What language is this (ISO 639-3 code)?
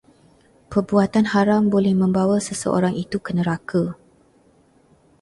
msa